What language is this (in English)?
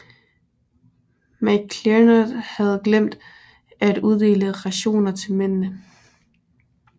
Danish